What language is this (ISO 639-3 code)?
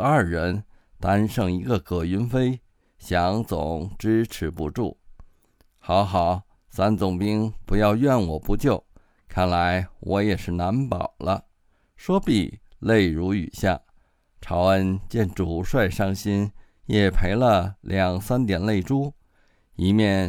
zho